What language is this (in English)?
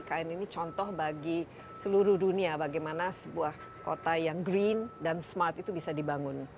Indonesian